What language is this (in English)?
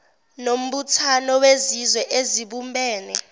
Zulu